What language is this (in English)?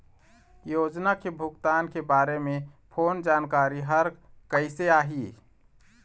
Chhattisgarhi